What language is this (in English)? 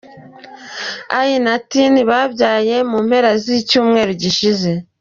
Kinyarwanda